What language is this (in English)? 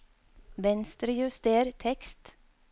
Norwegian